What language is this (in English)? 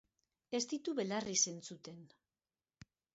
Basque